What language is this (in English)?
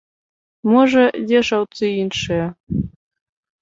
Belarusian